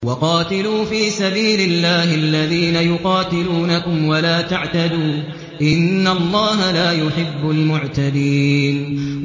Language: Arabic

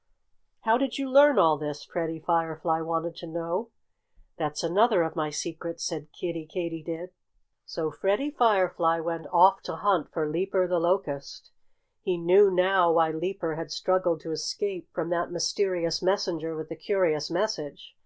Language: English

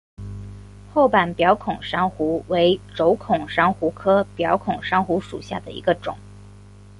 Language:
Chinese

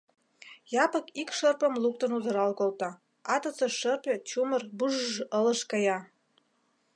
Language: Mari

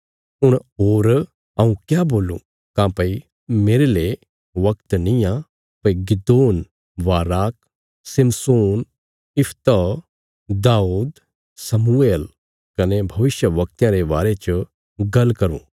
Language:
Bilaspuri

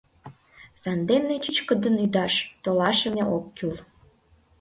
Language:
Mari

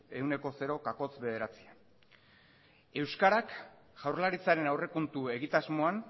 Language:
Basque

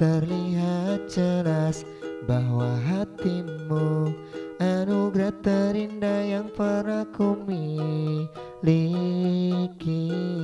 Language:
Indonesian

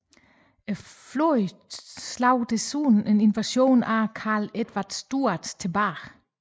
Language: Danish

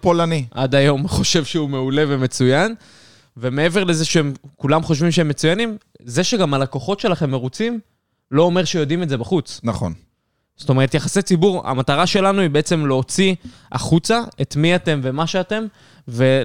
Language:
Hebrew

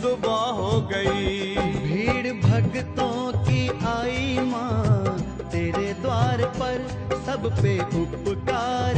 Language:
Hindi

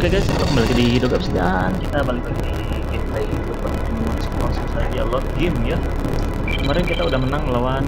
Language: Indonesian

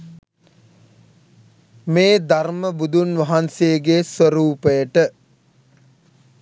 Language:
Sinhala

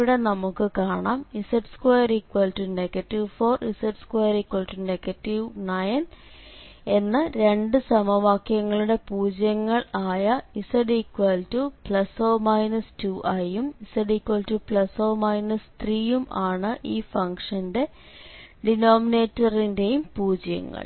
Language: Malayalam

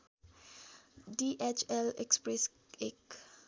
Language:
Nepali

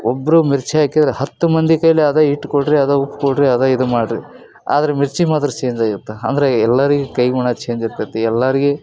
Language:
Kannada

